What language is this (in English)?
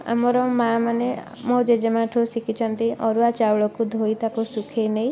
Odia